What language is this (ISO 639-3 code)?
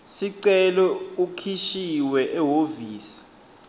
ssw